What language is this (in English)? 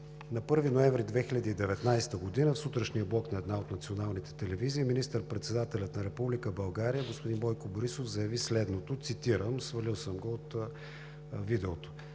Bulgarian